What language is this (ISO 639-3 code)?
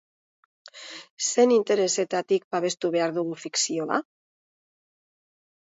eus